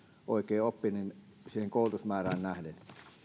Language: Finnish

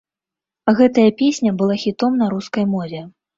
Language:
Belarusian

